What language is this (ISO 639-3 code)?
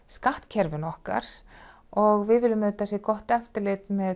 isl